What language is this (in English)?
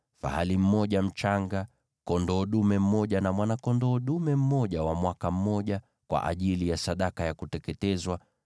Swahili